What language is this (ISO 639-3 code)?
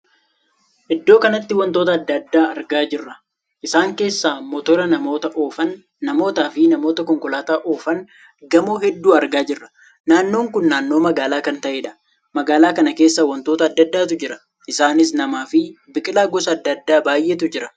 orm